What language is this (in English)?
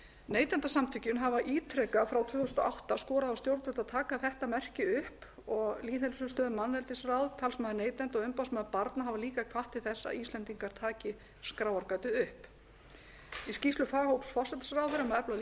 Icelandic